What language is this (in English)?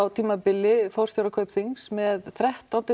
Icelandic